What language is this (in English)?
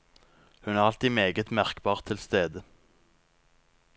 Norwegian